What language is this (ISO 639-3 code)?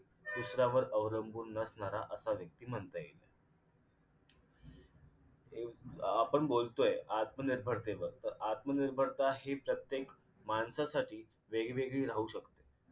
mar